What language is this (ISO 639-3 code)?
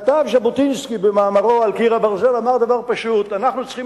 heb